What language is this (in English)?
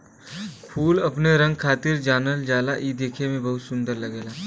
Bhojpuri